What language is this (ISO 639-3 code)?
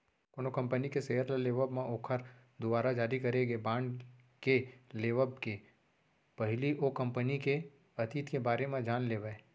hne